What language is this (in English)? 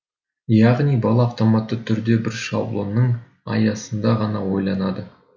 Kazakh